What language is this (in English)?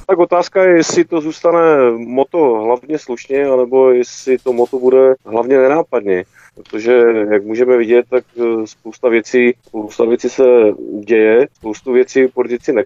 Czech